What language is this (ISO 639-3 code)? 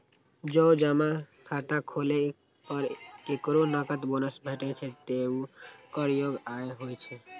mai